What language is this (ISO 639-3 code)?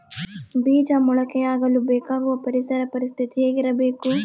kan